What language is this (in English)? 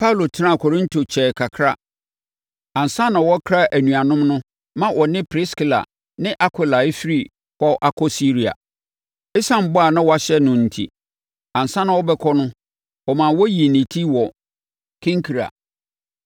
Akan